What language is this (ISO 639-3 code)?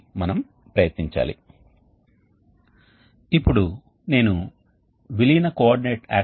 tel